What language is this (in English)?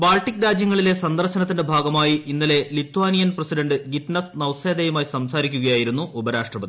Malayalam